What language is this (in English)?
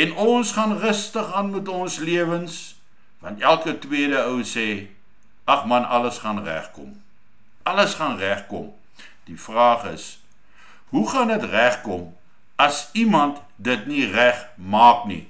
Dutch